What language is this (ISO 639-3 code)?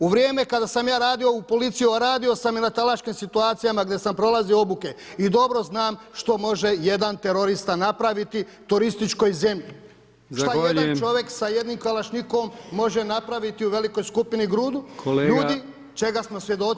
hrv